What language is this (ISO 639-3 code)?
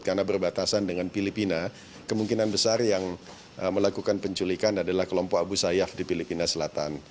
ind